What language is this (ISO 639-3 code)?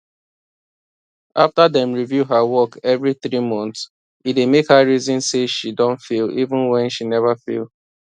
pcm